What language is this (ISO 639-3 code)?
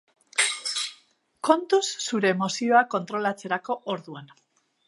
eus